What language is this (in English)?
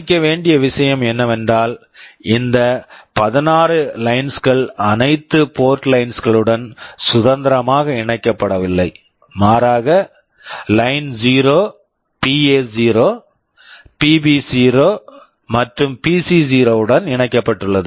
Tamil